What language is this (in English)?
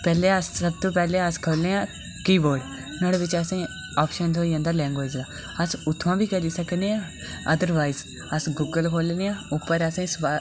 Dogri